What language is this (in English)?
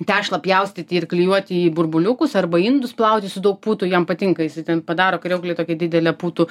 Lithuanian